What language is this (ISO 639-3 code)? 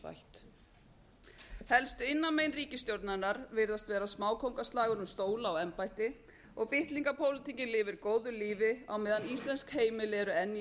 isl